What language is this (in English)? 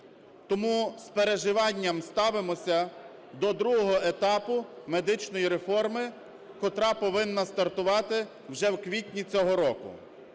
Ukrainian